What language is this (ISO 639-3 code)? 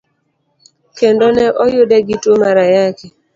luo